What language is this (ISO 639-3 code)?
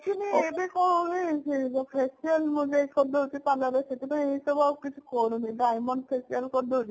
ori